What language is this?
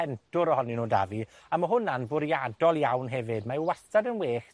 Welsh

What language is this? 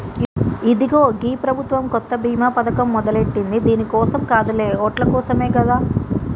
Telugu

